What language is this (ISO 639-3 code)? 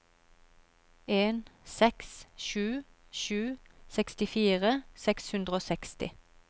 nor